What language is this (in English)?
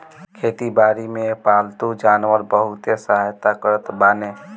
Bhojpuri